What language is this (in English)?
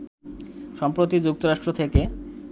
Bangla